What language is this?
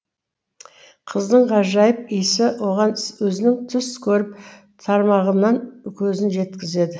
Kazakh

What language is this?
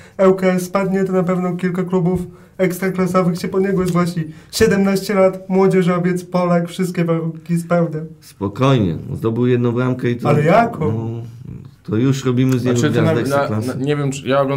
Polish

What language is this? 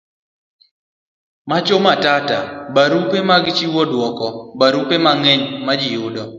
Luo (Kenya and Tanzania)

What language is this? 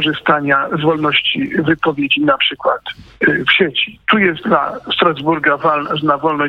Polish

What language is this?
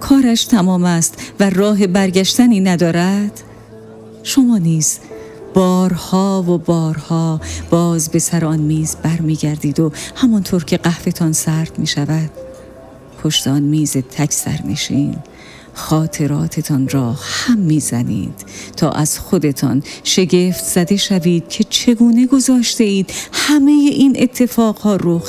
Persian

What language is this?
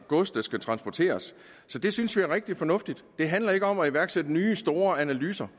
Danish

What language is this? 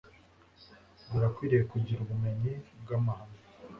Kinyarwanda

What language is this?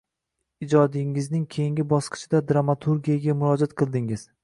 Uzbek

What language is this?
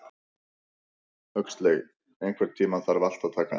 Icelandic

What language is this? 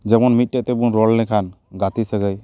Santali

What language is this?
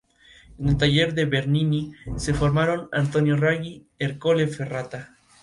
Spanish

